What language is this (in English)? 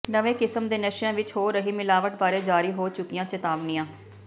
Punjabi